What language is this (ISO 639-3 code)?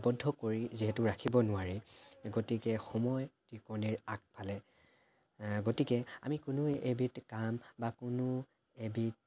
asm